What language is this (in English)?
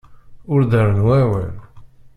Kabyle